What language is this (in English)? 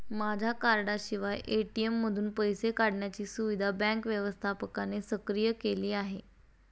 Marathi